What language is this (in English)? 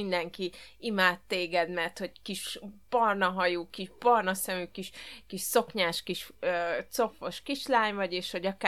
Hungarian